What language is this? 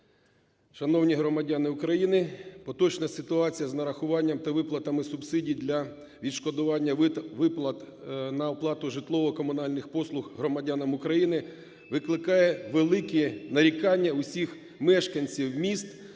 Ukrainian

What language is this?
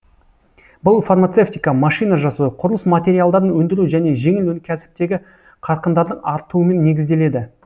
Kazakh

